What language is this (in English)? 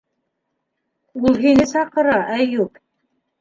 Bashkir